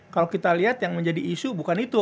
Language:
Indonesian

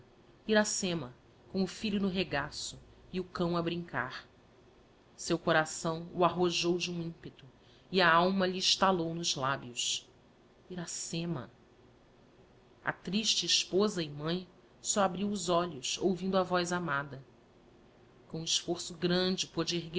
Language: Portuguese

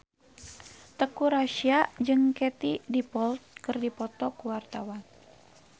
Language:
Sundanese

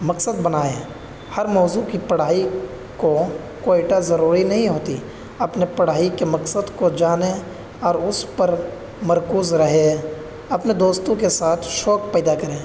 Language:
Urdu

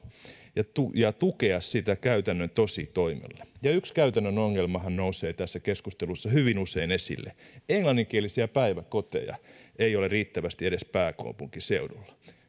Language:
Finnish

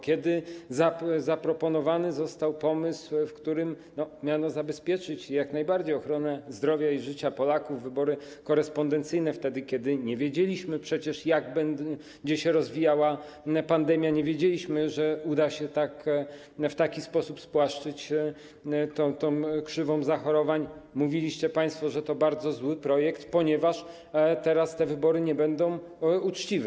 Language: Polish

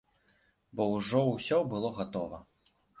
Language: Belarusian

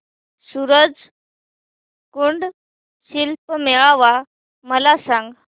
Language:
Marathi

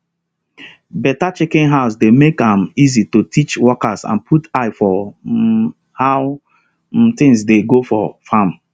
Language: Nigerian Pidgin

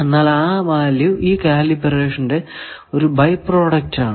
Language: Malayalam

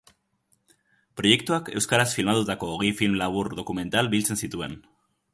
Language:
Basque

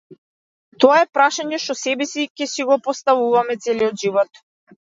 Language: Macedonian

